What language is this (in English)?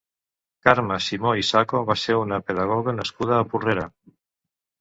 Catalan